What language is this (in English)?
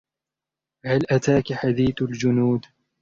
Arabic